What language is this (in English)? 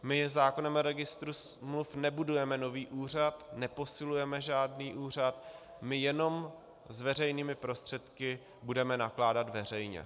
Czech